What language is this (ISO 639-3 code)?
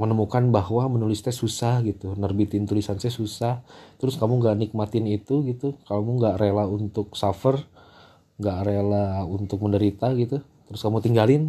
ind